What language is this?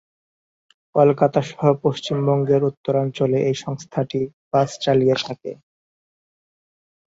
Bangla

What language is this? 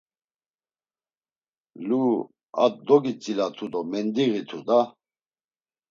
Laz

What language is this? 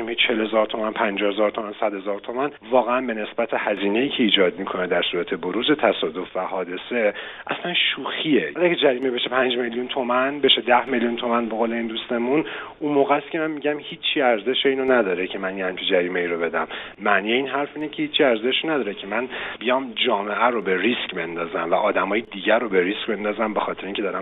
Persian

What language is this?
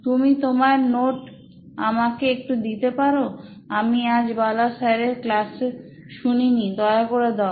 Bangla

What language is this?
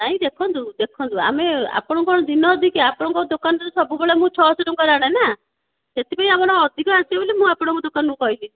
Odia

